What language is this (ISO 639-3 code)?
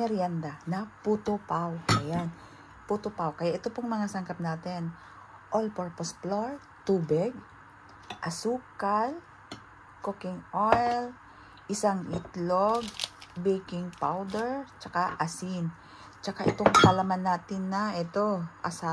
fil